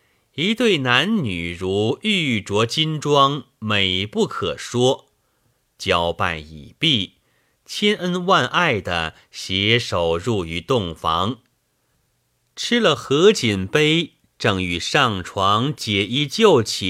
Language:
Chinese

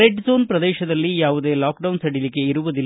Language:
Kannada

